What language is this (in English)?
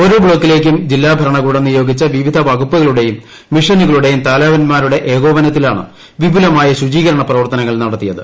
Malayalam